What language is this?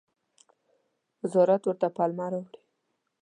Pashto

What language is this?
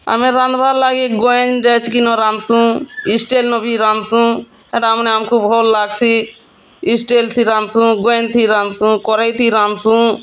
Odia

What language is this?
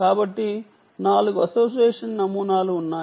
Telugu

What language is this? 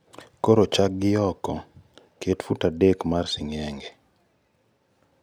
Luo (Kenya and Tanzania)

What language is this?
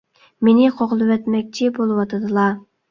Uyghur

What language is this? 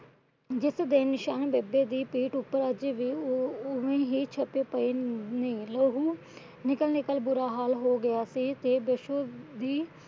Punjabi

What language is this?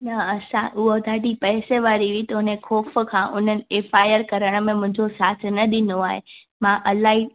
Sindhi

